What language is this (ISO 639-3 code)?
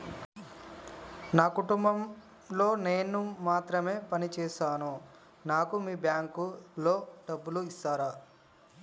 tel